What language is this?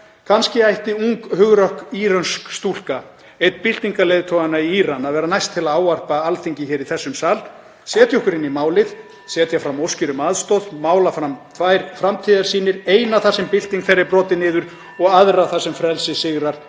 Icelandic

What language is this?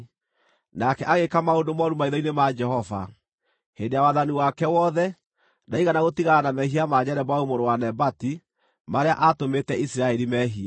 Kikuyu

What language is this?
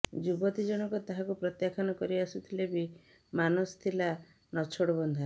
Odia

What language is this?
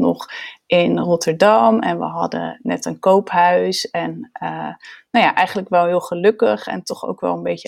Dutch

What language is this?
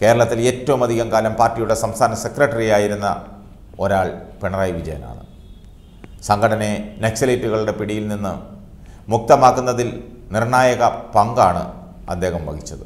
Korean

